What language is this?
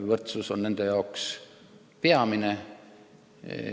Estonian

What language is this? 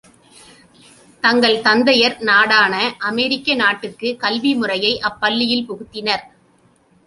Tamil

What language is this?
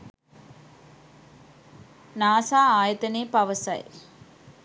Sinhala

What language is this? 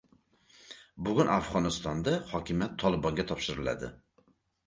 Uzbek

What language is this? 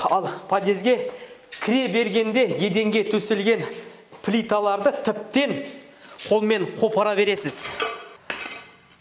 Kazakh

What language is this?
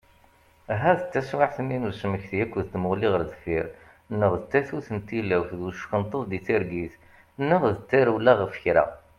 Kabyle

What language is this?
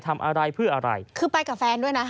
Thai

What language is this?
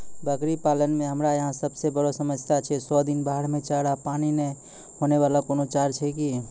Maithili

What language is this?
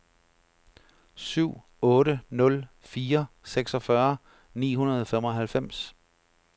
Danish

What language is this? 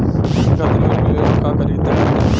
Bhojpuri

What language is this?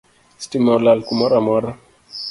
Luo (Kenya and Tanzania)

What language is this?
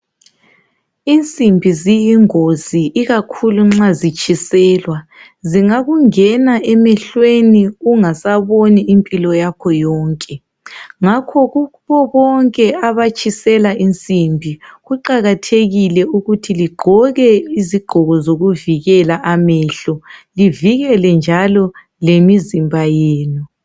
North Ndebele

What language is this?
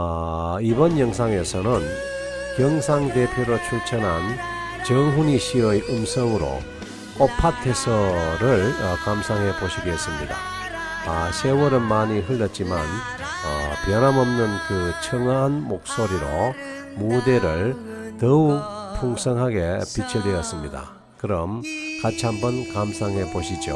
Korean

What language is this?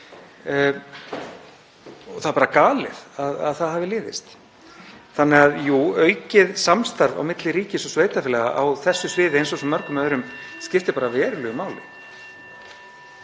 Icelandic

